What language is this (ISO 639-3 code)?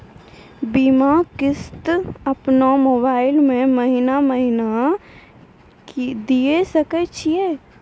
mai